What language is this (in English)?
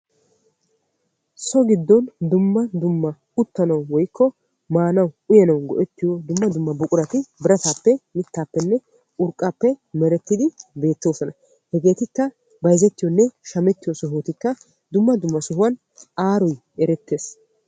Wolaytta